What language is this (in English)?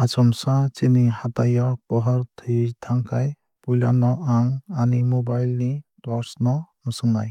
Kok Borok